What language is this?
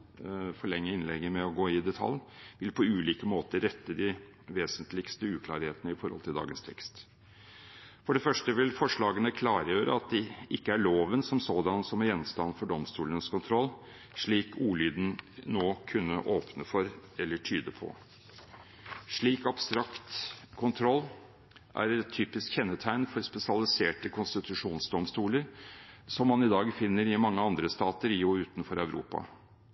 Norwegian Bokmål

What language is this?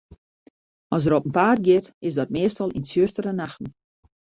Western Frisian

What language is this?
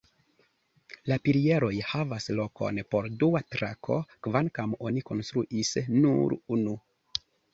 Esperanto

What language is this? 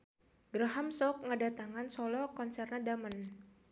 Sundanese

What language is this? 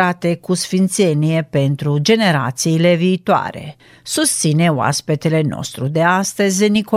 Romanian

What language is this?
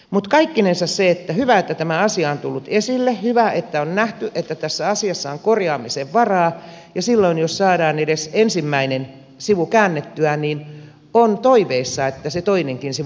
Finnish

